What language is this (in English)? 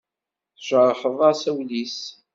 Kabyle